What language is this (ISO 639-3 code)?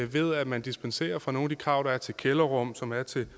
dan